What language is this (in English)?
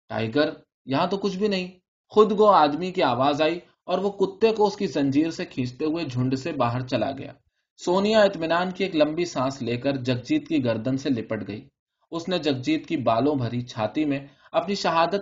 Urdu